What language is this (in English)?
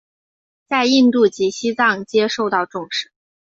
Chinese